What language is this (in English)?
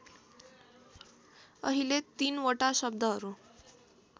Nepali